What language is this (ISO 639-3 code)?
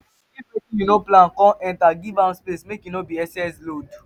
pcm